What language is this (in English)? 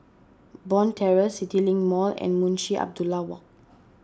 English